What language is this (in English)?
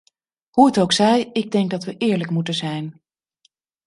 Dutch